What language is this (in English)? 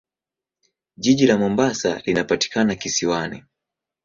Swahili